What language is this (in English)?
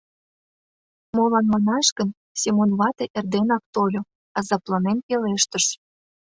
Mari